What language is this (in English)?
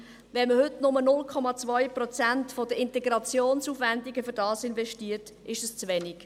Swiss German